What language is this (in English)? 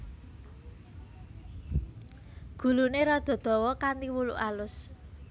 Javanese